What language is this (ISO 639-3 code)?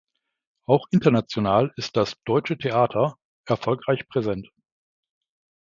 deu